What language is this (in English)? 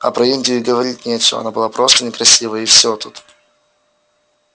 Russian